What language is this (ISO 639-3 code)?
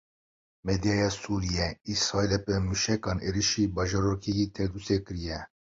kur